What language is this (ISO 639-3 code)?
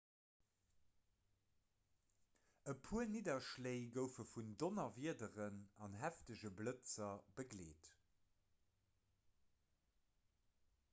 ltz